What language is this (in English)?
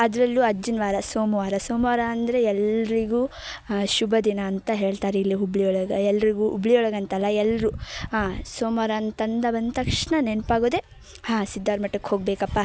Kannada